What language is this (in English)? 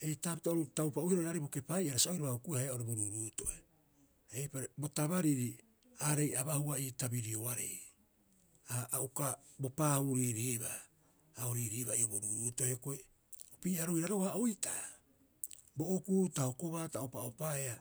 Rapoisi